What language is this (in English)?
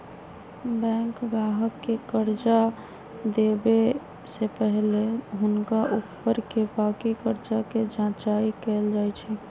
Magahi